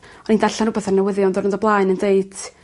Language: Welsh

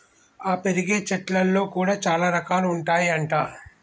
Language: Telugu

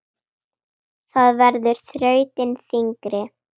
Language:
Icelandic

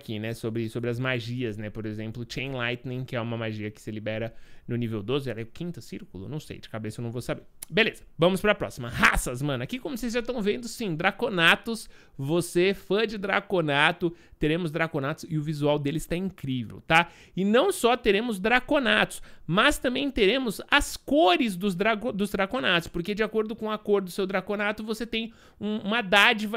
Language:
Portuguese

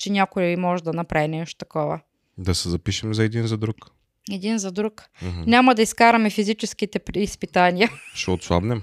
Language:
Bulgarian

